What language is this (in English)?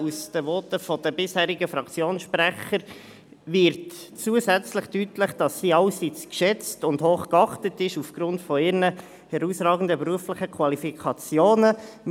Swiss German